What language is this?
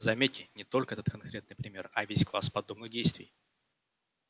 Russian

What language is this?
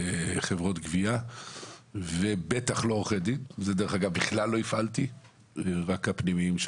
Hebrew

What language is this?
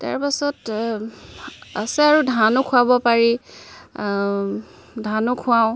Assamese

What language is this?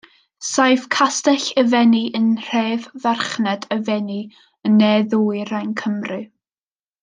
Welsh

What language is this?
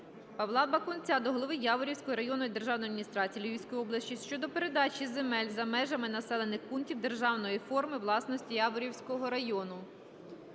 Ukrainian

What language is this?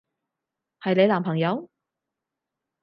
Cantonese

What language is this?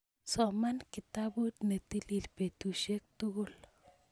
Kalenjin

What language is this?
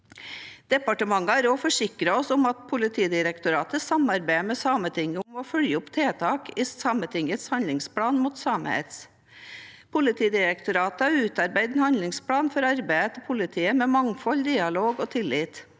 Norwegian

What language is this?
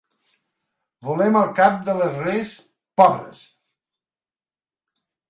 Catalan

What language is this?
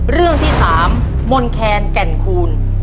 Thai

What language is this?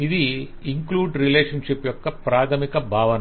Telugu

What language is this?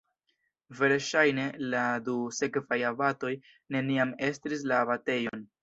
Esperanto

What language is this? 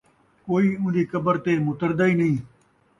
Saraiki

